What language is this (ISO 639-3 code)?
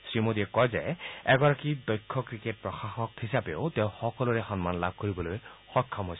asm